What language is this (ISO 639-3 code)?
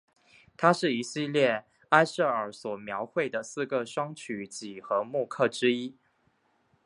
zho